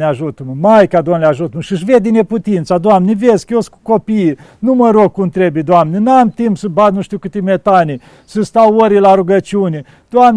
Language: Romanian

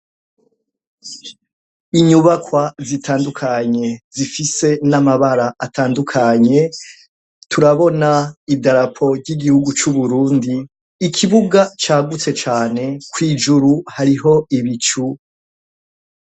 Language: Rundi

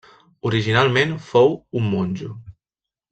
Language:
Catalan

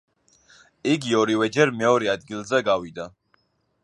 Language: Georgian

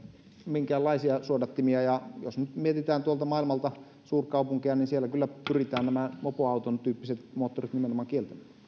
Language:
Finnish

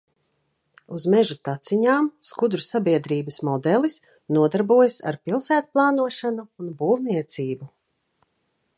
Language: Latvian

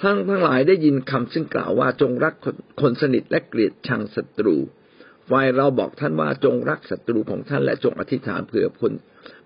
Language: Thai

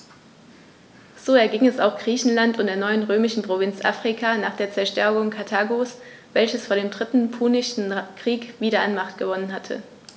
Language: German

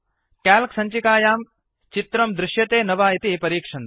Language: Sanskrit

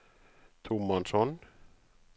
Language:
Norwegian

